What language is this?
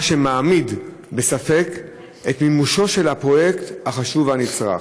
Hebrew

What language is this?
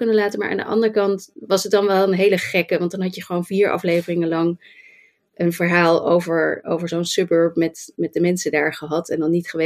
Dutch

